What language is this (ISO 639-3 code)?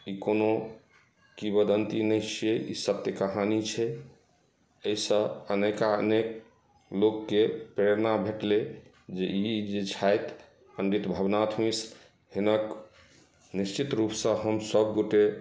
mai